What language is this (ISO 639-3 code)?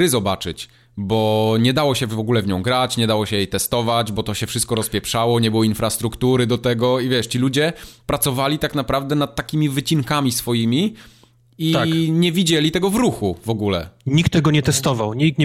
pol